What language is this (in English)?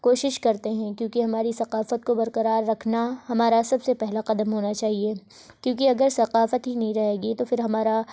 Urdu